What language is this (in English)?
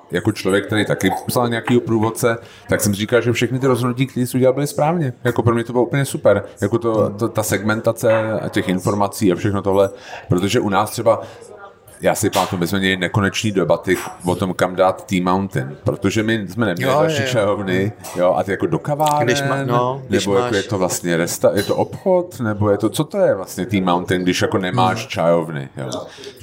Czech